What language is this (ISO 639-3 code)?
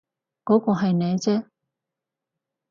yue